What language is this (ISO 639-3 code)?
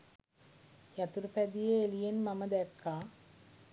sin